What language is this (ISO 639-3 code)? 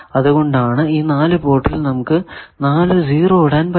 mal